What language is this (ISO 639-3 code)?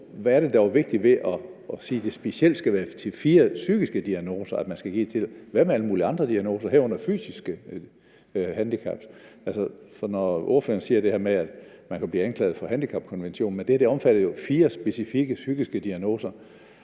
dan